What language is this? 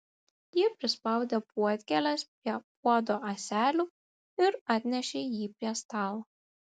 Lithuanian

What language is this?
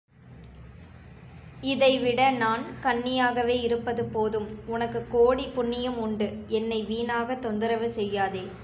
Tamil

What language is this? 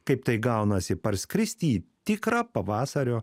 Lithuanian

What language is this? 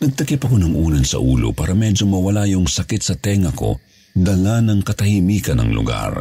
Filipino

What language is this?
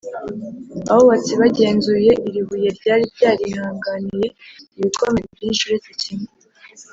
Kinyarwanda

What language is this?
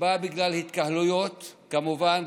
Hebrew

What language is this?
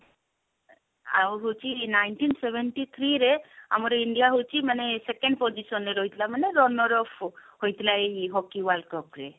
Odia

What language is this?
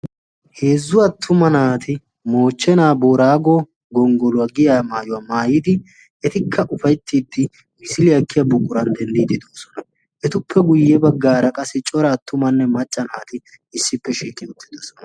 Wolaytta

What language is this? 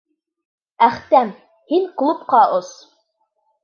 Bashkir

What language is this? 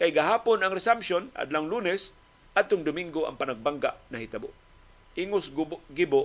Filipino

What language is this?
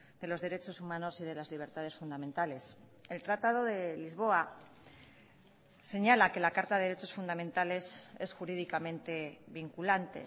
Spanish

